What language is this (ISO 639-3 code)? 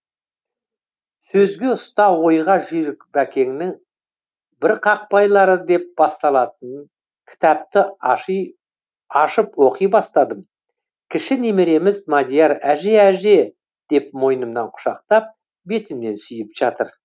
kaz